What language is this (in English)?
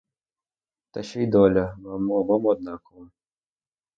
Ukrainian